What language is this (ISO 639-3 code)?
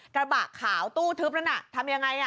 tha